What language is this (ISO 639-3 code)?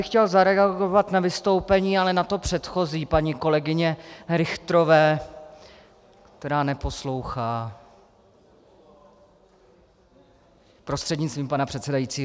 ces